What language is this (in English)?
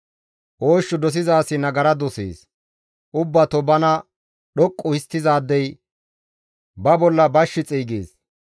Gamo